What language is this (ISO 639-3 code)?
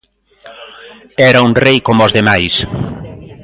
glg